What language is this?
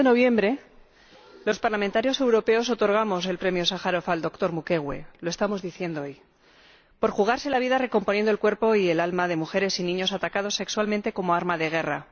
Spanish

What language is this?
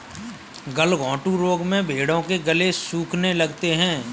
Hindi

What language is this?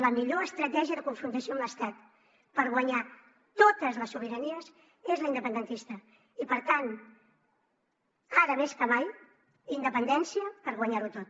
Catalan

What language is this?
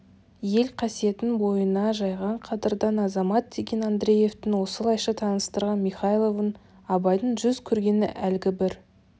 Kazakh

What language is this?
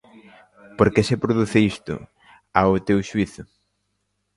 Galician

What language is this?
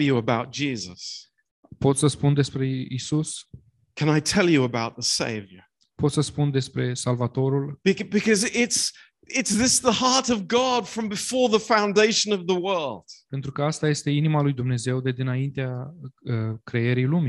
Romanian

